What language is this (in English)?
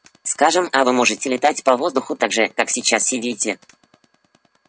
Russian